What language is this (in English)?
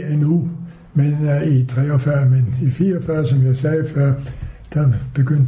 Danish